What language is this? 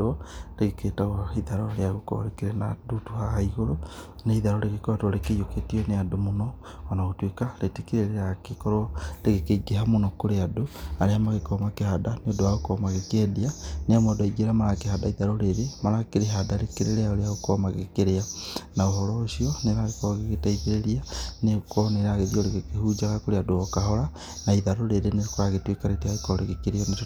Kikuyu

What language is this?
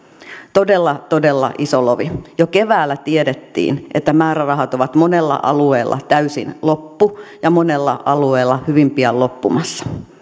Finnish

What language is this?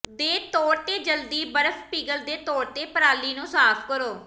Punjabi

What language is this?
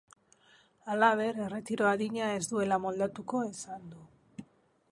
Basque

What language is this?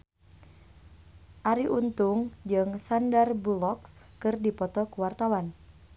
Sundanese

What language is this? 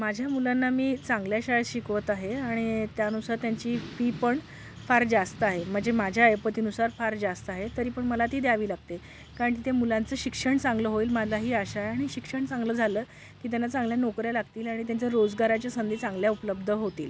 Marathi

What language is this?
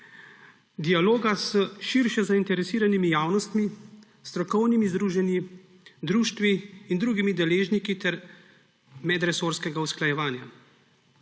Slovenian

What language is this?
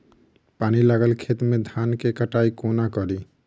Maithili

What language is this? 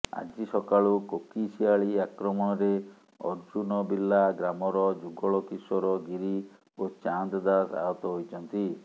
Odia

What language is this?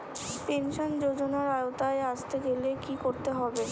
Bangla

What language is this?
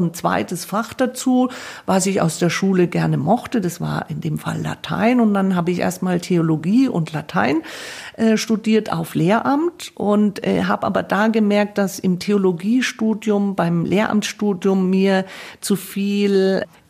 German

